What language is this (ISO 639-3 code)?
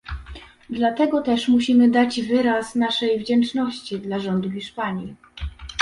pol